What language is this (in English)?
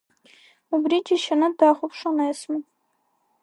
Abkhazian